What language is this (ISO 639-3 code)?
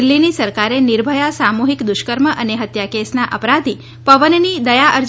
guj